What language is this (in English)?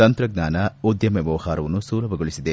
Kannada